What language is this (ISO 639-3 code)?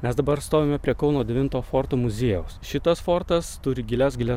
lit